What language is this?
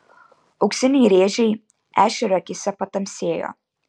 Lithuanian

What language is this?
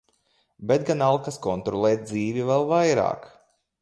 Latvian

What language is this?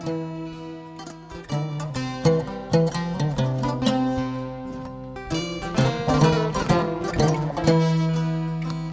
Fula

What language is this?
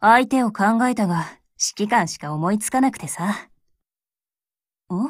Japanese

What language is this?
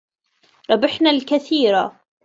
Arabic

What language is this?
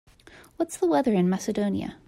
English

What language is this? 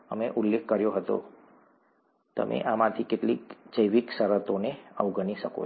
Gujarati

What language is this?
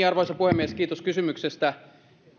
Finnish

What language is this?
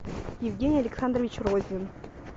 Russian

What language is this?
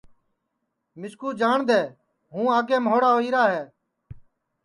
Sansi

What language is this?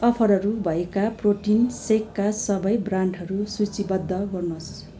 Nepali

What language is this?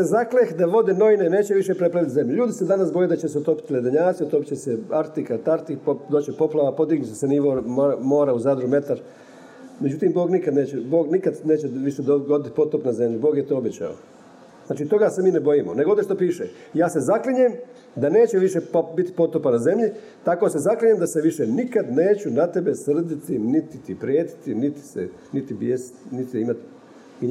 Croatian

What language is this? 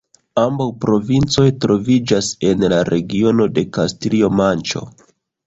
Esperanto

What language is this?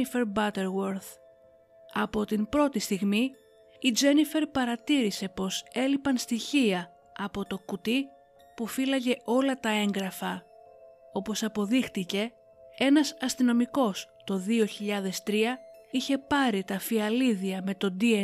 Greek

